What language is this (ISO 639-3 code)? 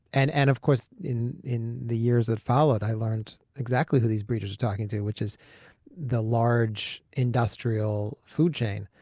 eng